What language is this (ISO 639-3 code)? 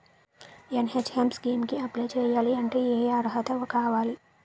tel